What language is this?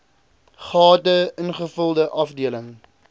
Afrikaans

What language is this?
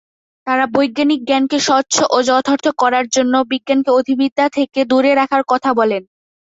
Bangla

